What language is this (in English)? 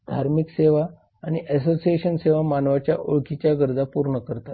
Marathi